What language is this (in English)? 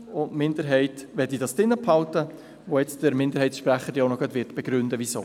Swiss German